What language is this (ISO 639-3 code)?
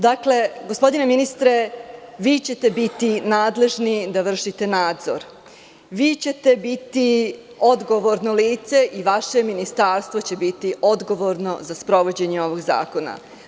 srp